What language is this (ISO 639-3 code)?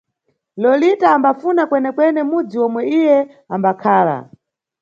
nyu